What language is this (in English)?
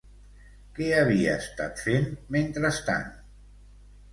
Catalan